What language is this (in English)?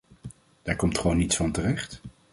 Dutch